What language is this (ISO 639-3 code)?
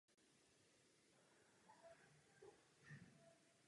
ces